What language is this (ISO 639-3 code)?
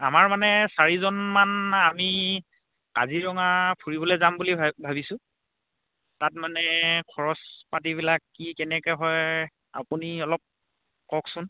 asm